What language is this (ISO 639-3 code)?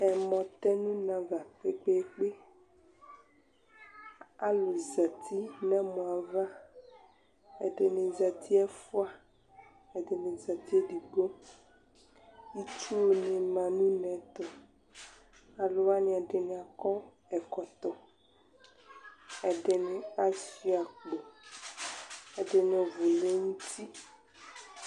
kpo